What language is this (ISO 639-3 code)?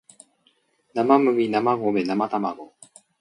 jpn